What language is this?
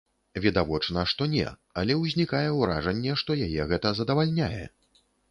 Belarusian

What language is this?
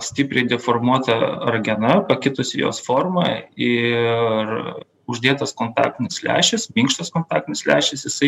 Lithuanian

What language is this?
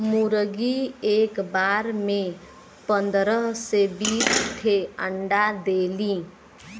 Bhojpuri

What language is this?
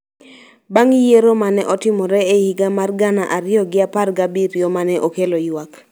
Luo (Kenya and Tanzania)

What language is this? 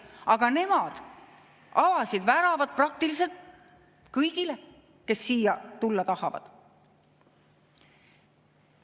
Estonian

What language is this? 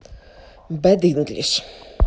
Russian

